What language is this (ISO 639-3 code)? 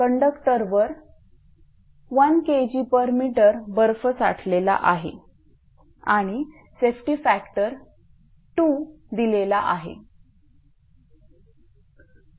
mar